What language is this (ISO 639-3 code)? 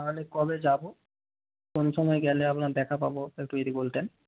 ben